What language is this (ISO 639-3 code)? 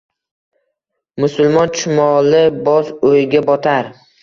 uzb